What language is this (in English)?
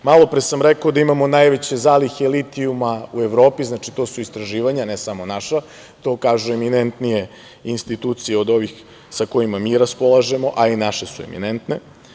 Serbian